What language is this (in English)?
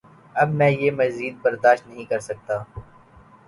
Urdu